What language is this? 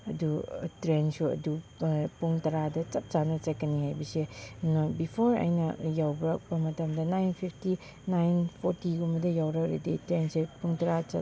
Manipuri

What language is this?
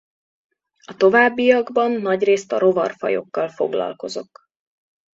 Hungarian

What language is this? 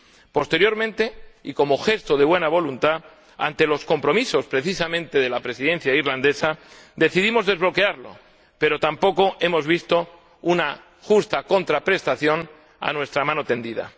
Spanish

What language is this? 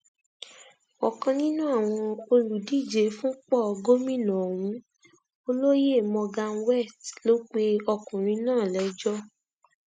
Yoruba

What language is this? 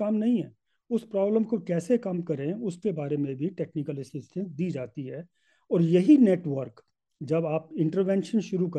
Hindi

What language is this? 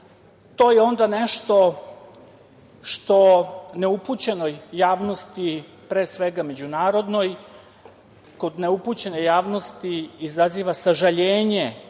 Serbian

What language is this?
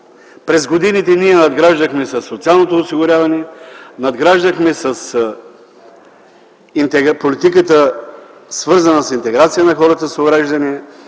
Bulgarian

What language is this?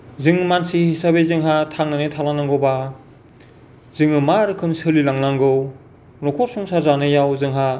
Bodo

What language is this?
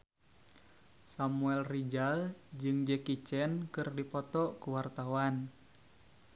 Sundanese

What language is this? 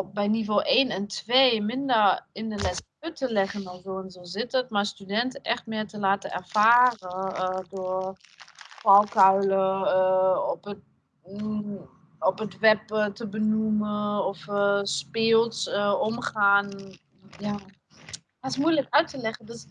Dutch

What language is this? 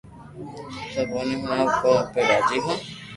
Loarki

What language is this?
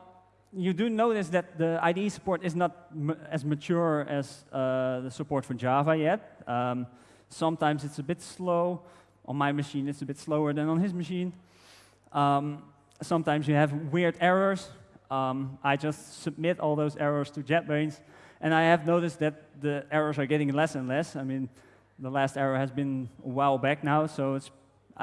English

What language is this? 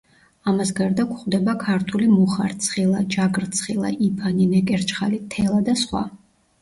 Georgian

